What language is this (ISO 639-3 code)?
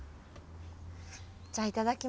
jpn